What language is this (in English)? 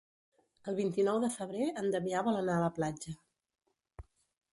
Catalan